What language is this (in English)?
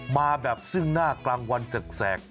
Thai